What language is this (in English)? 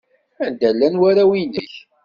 Kabyle